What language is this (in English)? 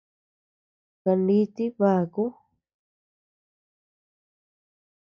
Tepeuxila Cuicatec